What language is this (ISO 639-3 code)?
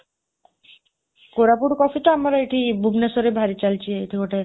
ori